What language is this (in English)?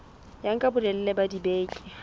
Southern Sotho